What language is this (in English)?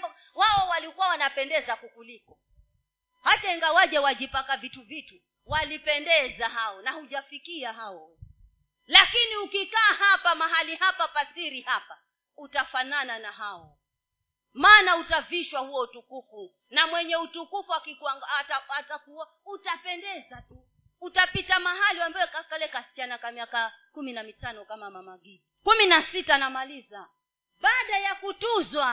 Swahili